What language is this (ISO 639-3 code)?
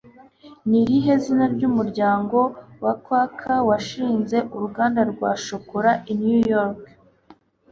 kin